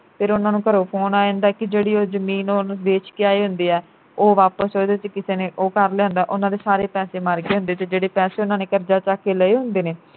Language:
Punjabi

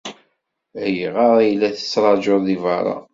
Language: Kabyle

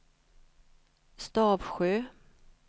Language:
Swedish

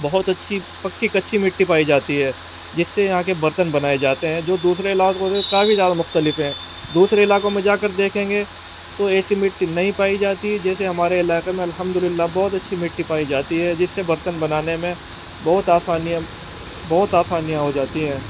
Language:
Urdu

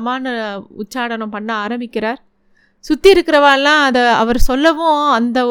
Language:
Tamil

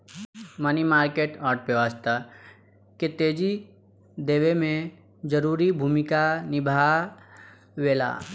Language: Bhojpuri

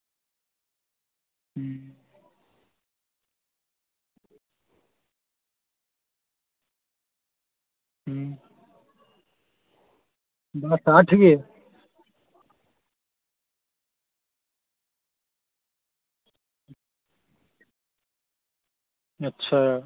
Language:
Dogri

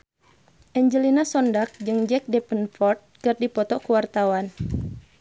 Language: Sundanese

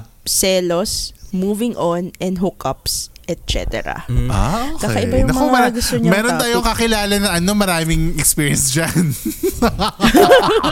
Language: Filipino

